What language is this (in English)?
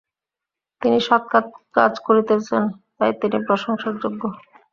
Bangla